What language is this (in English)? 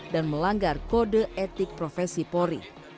Indonesian